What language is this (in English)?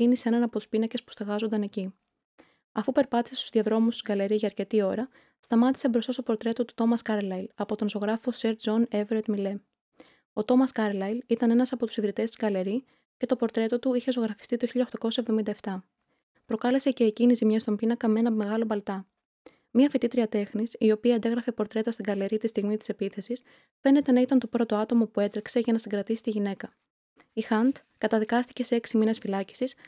Greek